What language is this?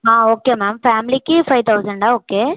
Telugu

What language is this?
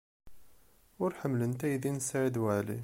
Kabyle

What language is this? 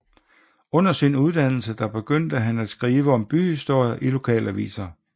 Danish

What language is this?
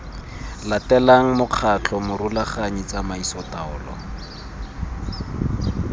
Tswana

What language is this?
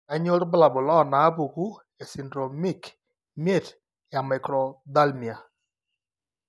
Masai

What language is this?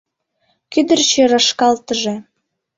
Mari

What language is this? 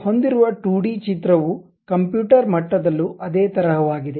Kannada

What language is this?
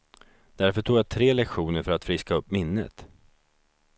Swedish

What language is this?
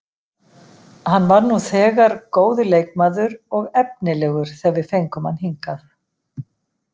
Icelandic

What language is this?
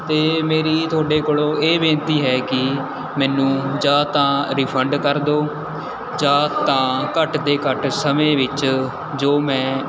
Punjabi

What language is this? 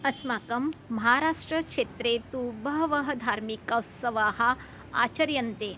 Sanskrit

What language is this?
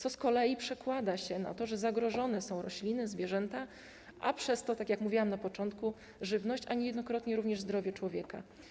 Polish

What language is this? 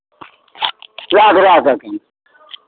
Maithili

